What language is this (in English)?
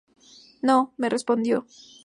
Spanish